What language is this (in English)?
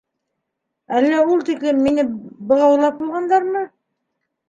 Bashkir